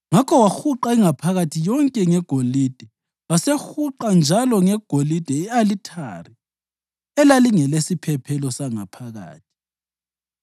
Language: North Ndebele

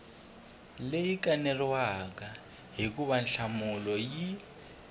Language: Tsonga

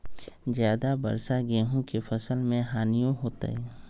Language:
Magahi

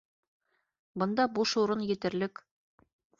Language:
Bashkir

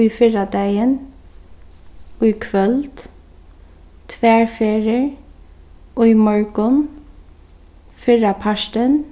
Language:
Faroese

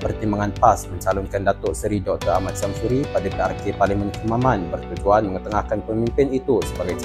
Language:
Malay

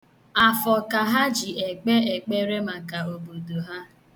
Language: Igbo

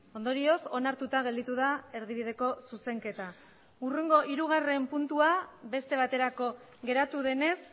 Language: Basque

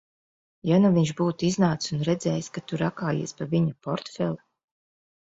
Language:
Latvian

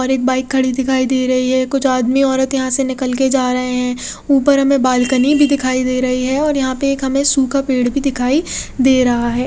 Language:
Hindi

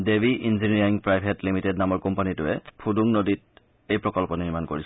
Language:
Assamese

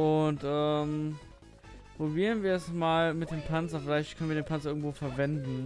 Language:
German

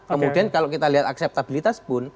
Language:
Indonesian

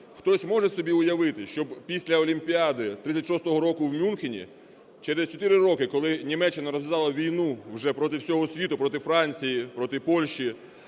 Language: Ukrainian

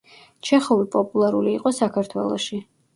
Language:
Georgian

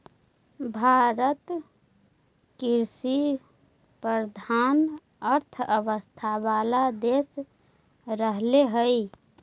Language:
Magahi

